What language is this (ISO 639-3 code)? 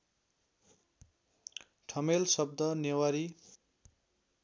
nep